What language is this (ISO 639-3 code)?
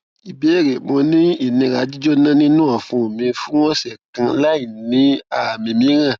yor